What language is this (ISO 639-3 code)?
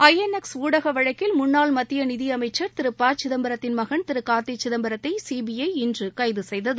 tam